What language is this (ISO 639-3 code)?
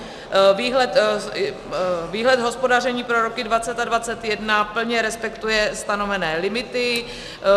ces